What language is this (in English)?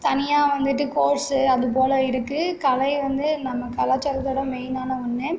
Tamil